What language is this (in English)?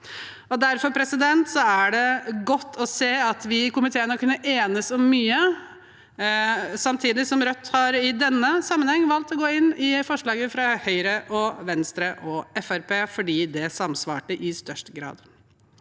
Norwegian